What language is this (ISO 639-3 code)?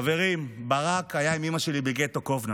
heb